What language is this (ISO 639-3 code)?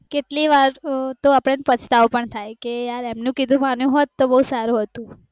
guj